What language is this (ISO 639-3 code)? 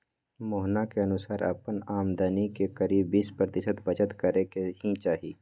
mag